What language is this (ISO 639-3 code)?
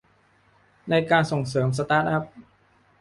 tha